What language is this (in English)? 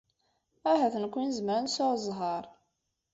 Kabyle